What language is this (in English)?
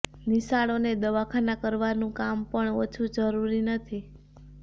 Gujarati